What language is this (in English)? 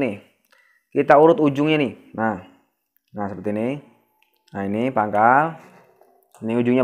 Indonesian